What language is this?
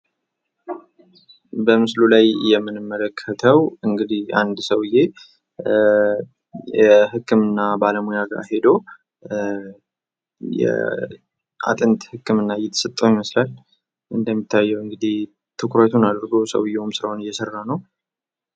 Amharic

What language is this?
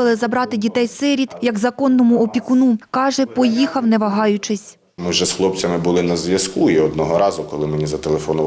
Ukrainian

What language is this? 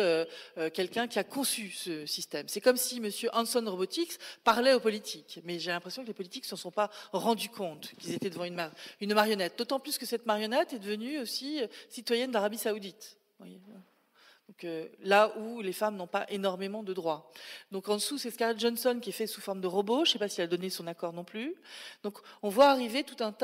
French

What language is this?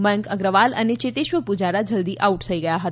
Gujarati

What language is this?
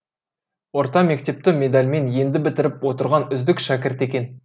Kazakh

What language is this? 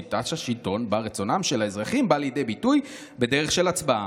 Hebrew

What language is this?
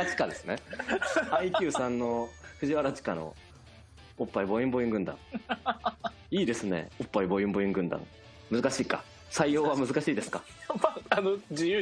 Japanese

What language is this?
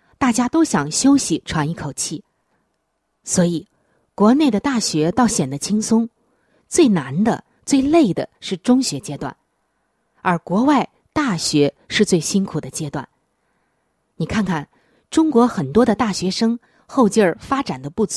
Chinese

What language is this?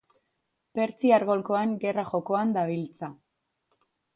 Basque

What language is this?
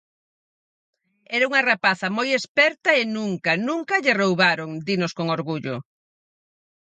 Galician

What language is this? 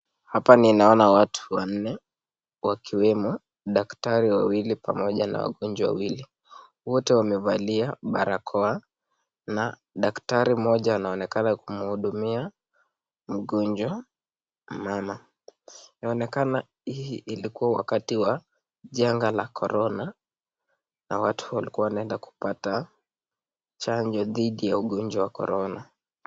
Swahili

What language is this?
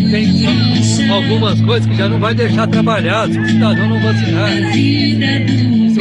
Portuguese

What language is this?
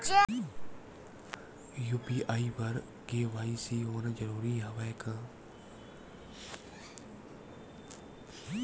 Chhattisgarhi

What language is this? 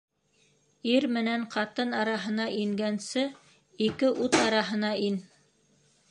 Bashkir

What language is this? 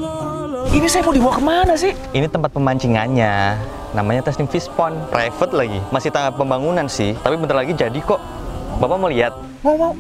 Indonesian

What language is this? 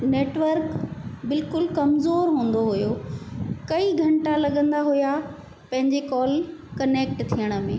Sindhi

